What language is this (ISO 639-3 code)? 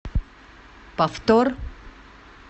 rus